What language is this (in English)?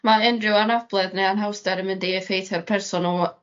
Welsh